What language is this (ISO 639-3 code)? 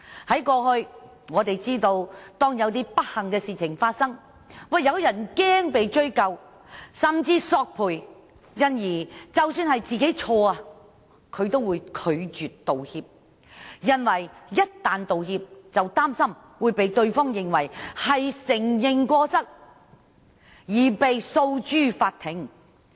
yue